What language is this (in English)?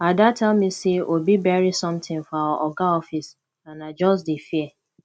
Nigerian Pidgin